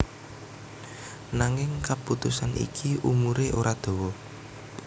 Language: Javanese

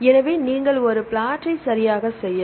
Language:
Tamil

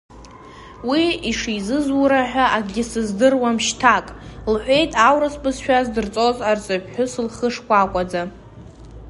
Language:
Abkhazian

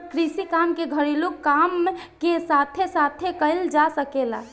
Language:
Bhojpuri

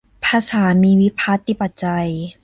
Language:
Thai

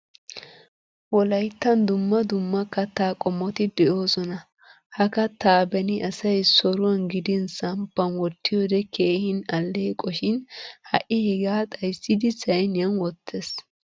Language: Wolaytta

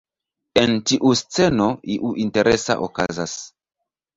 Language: Esperanto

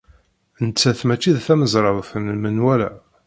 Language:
Kabyle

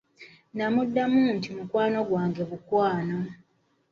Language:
Ganda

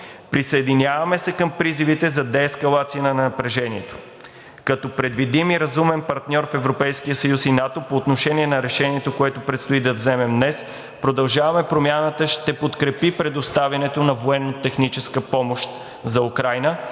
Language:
Bulgarian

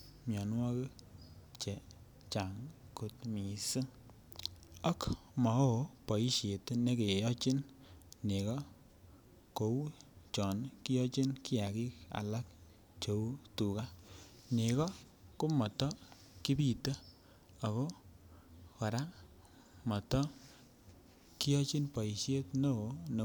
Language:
Kalenjin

